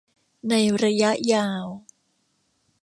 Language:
Thai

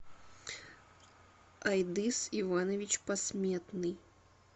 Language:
Russian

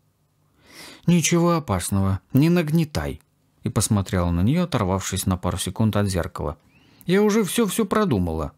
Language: Russian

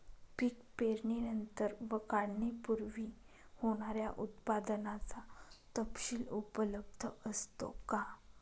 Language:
Marathi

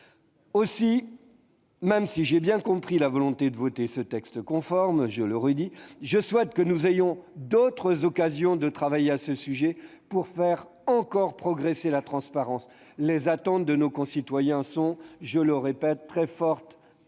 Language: French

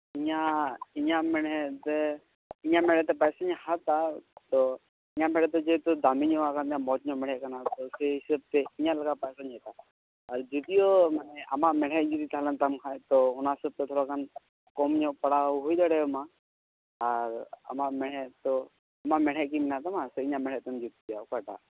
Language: Santali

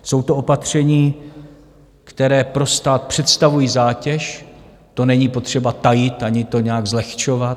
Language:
Czech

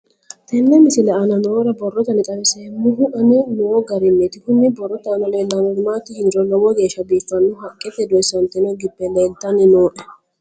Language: Sidamo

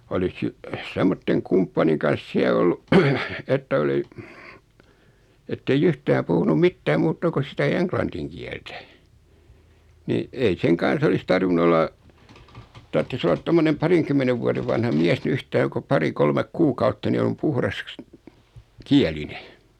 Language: Finnish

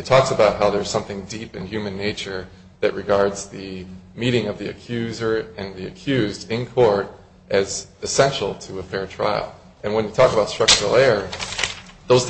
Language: English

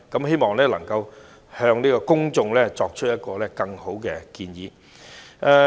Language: Cantonese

